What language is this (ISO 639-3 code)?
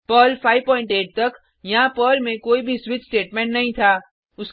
hin